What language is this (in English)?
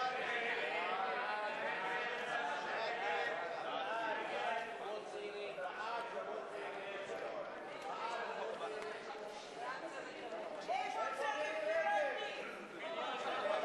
Hebrew